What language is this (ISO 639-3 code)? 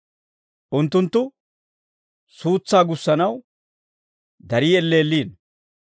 dwr